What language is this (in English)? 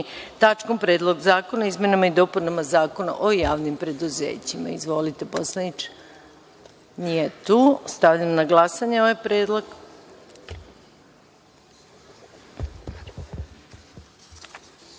Serbian